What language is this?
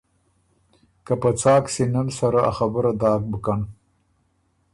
Ormuri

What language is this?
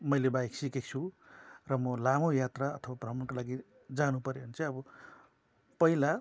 Nepali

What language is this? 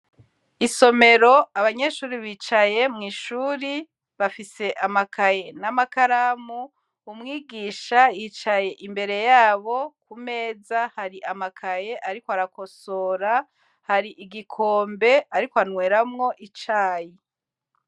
Rundi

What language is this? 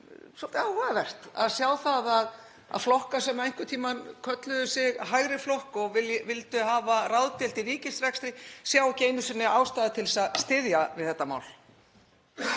Icelandic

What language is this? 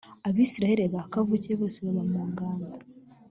Kinyarwanda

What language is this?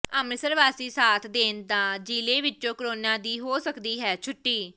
Punjabi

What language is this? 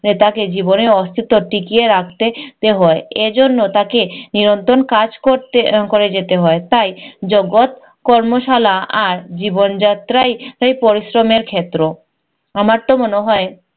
Bangla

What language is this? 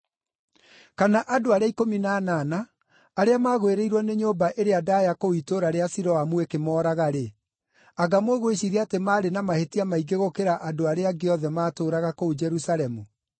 Kikuyu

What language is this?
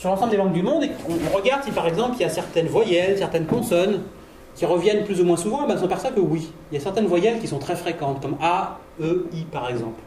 French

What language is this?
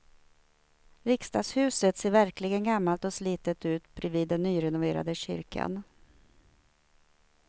Swedish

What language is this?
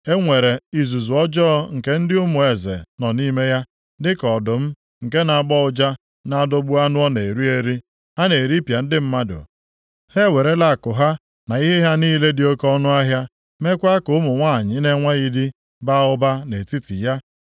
Igbo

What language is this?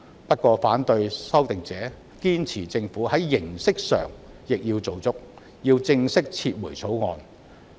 Cantonese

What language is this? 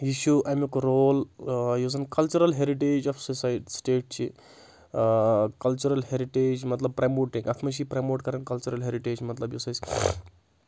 Kashmiri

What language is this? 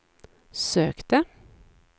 Swedish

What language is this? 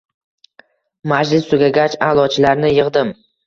Uzbek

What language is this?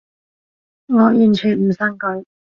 Cantonese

